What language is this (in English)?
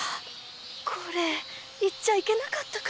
Japanese